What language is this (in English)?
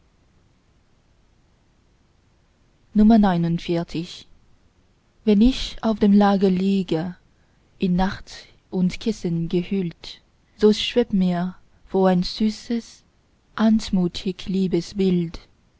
German